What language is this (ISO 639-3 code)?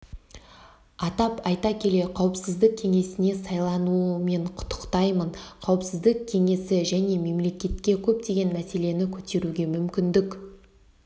kaz